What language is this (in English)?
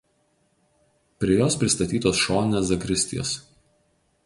Lithuanian